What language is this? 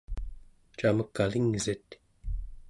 Central Yupik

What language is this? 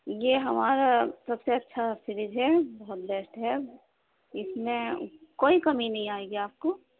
Urdu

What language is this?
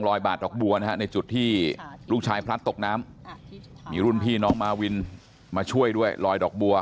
Thai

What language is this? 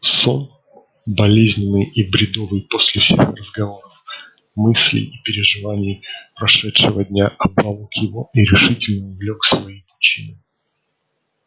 Russian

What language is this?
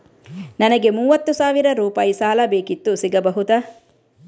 Kannada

